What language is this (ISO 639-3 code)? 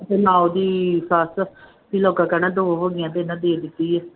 pan